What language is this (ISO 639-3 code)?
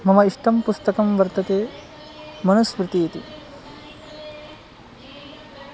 san